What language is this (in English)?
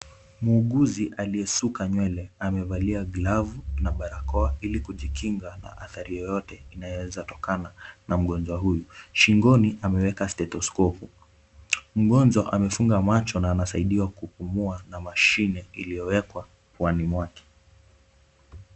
Swahili